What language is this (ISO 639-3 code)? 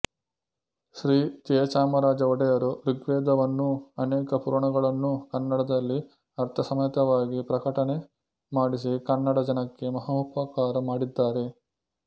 kan